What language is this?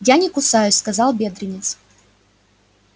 Russian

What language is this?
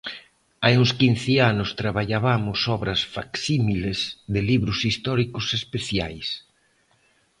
Galician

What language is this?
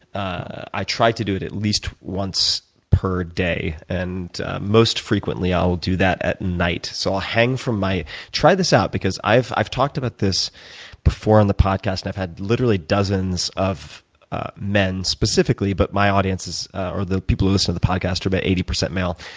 English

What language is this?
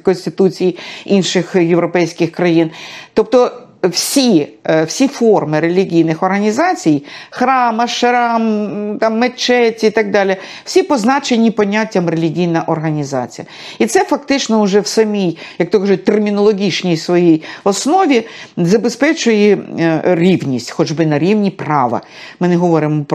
Ukrainian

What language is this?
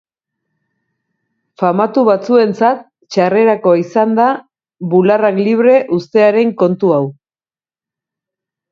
Basque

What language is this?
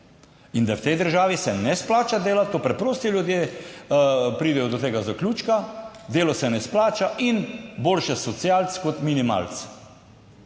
Slovenian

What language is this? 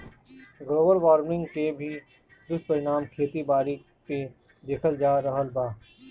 Bhojpuri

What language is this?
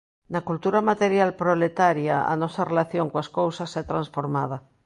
Galician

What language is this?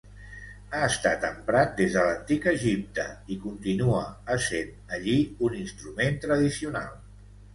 Catalan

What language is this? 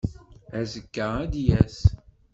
Kabyle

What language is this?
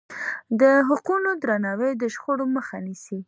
Pashto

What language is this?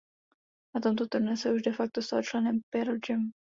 Czech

